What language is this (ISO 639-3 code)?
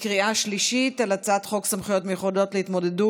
heb